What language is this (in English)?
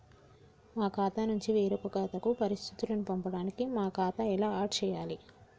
Telugu